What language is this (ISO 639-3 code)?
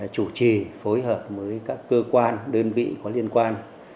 vie